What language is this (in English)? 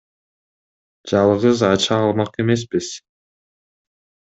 Kyrgyz